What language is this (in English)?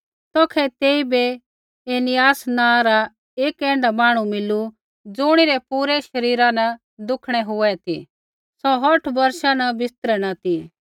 Kullu Pahari